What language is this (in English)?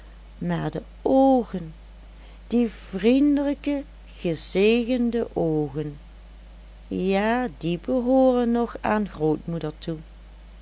Dutch